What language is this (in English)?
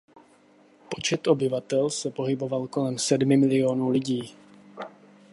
Czech